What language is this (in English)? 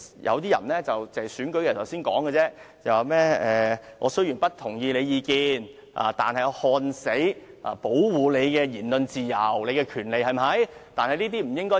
Cantonese